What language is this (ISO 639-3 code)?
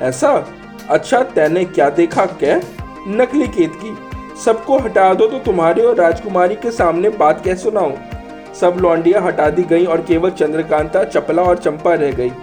hin